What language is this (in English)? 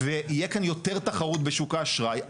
Hebrew